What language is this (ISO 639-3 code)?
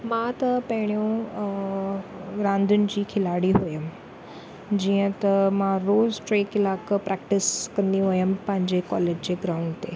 snd